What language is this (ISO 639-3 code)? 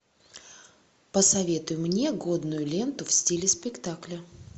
rus